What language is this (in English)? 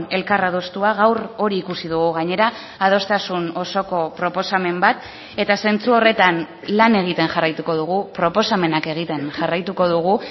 Basque